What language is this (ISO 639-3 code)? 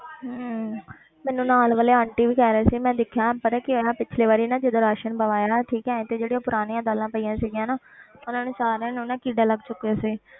pan